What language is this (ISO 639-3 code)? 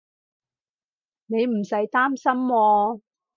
yue